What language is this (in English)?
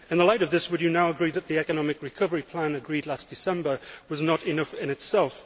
English